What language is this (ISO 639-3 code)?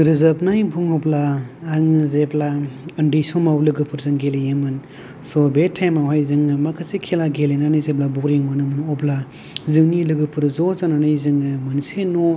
brx